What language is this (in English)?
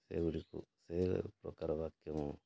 Odia